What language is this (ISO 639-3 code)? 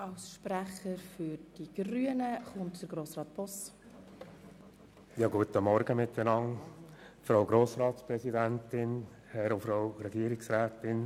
gsw